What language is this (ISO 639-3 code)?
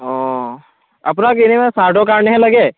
asm